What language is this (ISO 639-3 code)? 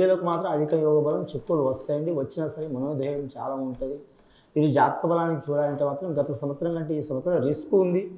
tel